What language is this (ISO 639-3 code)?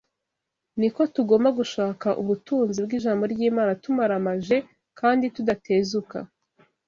kin